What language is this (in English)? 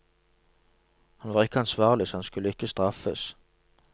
Norwegian